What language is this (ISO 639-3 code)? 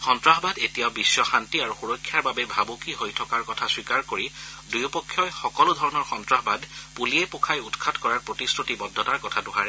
asm